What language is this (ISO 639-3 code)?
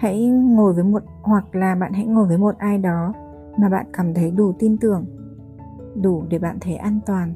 vie